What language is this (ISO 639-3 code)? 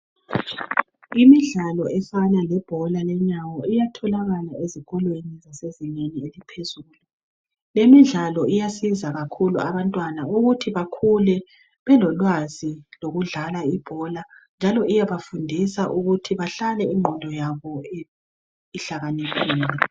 nde